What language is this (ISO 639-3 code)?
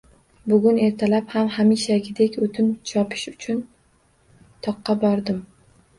uzb